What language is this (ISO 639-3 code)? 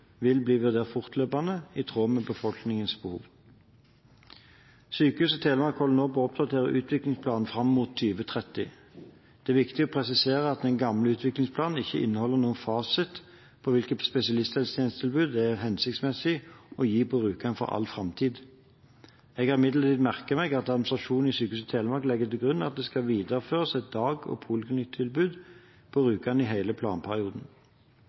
nob